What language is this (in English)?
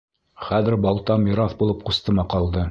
Bashkir